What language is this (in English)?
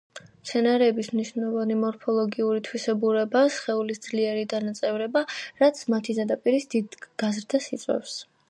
Georgian